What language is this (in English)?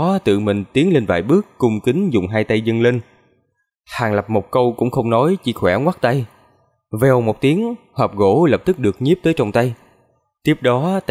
Vietnamese